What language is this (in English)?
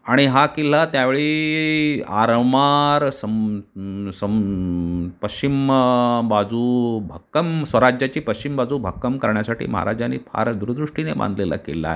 Marathi